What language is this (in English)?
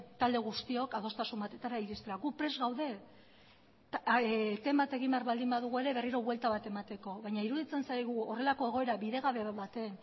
Basque